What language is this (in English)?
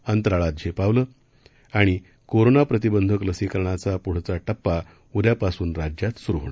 Marathi